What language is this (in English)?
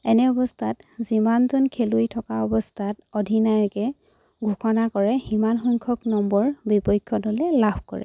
Assamese